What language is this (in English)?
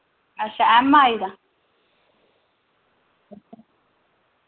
Dogri